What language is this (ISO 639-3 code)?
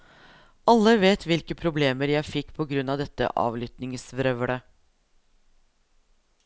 nor